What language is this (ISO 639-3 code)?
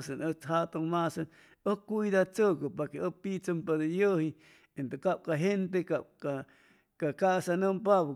zoh